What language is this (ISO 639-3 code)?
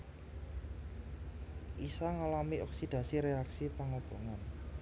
jav